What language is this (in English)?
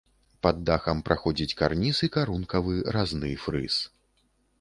Belarusian